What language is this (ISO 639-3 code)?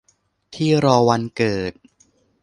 tha